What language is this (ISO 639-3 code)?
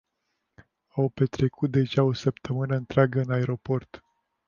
ron